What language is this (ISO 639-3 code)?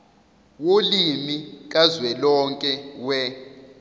zul